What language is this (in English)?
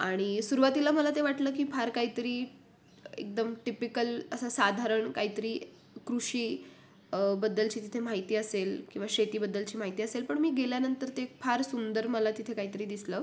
Marathi